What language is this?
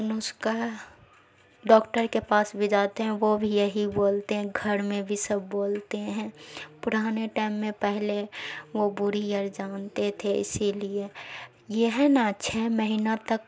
Urdu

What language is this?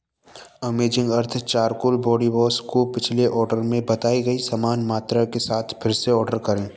Hindi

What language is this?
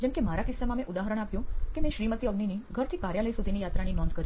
Gujarati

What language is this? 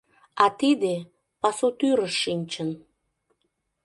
Mari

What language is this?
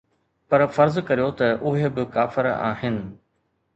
Sindhi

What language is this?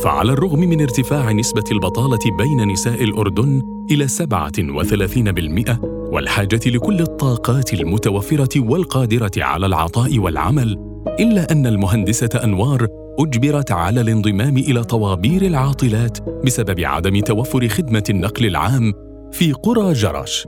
Arabic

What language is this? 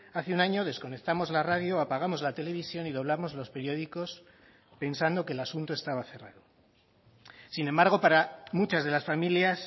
Spanish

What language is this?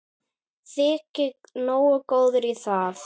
Icelandic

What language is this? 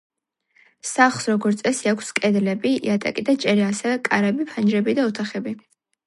Georgian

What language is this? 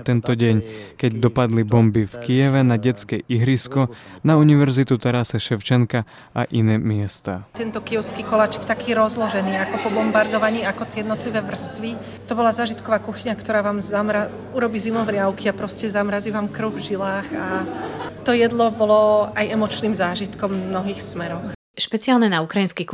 Slovak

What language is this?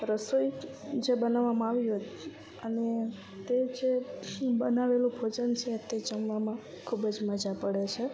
Gujarati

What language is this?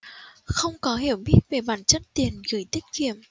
Vietnamese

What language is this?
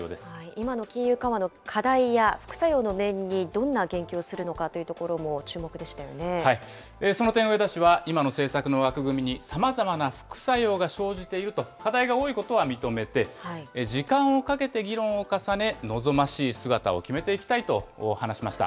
Japanese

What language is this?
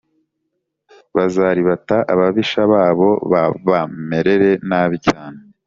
Kinyarwanda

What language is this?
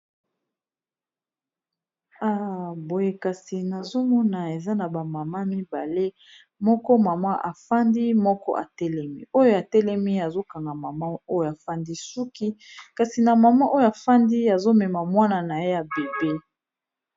Lingala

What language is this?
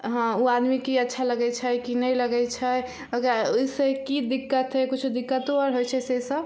Maithili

